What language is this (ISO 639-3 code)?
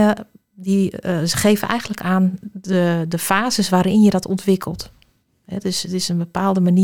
nld